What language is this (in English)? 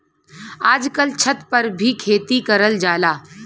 Bhojpuri